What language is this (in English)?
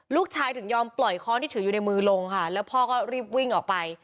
Thai